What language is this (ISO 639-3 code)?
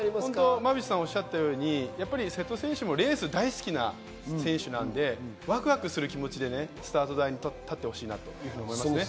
jpn